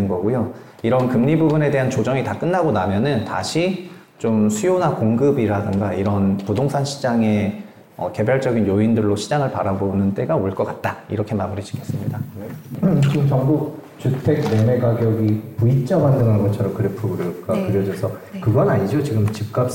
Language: Korean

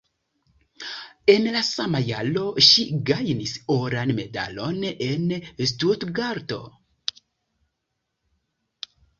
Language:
Esperanto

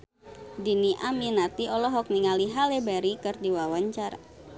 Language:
Sundanese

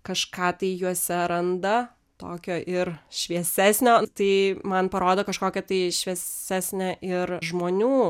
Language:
Lithuanian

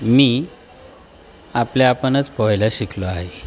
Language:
Marathi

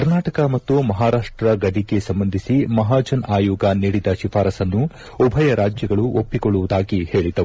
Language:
Kannada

